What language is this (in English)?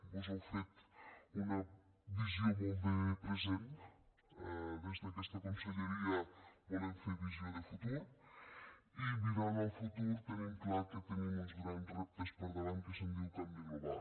Catalan